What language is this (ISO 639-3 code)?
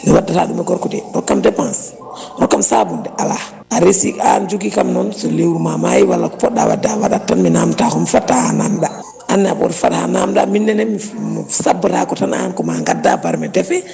ful